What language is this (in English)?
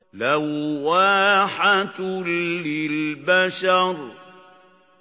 Arabic